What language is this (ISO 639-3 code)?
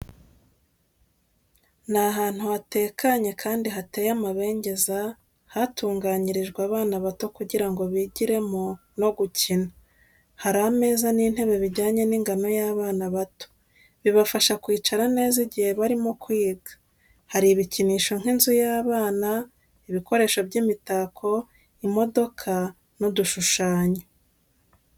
kin